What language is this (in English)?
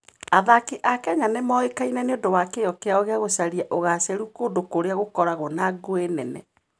Kikuyu